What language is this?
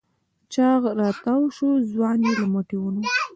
Pashto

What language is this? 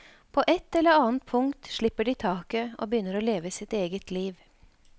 Norwegian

